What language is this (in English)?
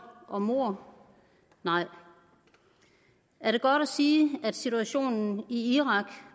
Danish